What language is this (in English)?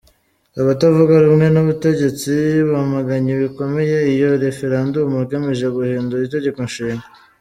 Kinyarwanda